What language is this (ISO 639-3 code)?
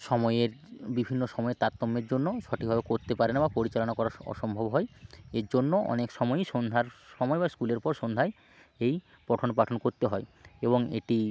ben